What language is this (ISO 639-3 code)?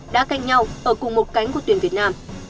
vie